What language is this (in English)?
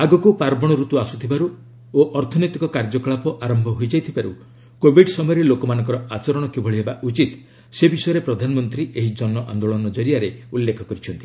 Odia